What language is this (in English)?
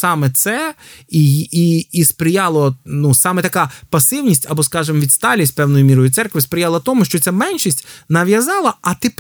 Ukrainian